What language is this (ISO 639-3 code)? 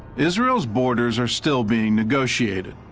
eng